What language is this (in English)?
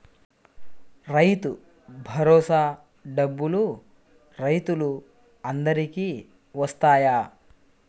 Telugu